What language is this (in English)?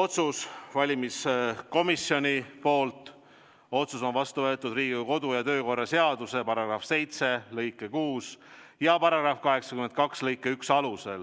Estonian